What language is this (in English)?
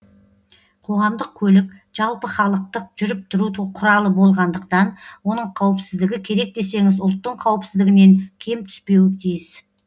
Kazakh